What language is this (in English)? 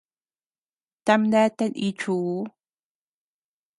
Tepeuxila Cuicatec